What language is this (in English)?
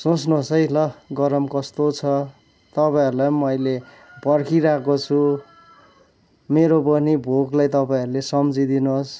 Nepali